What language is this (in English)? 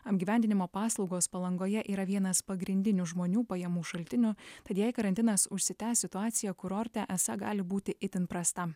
Lithuanian